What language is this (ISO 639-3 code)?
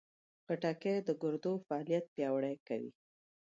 pus